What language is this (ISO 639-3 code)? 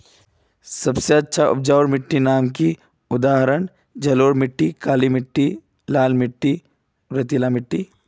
mag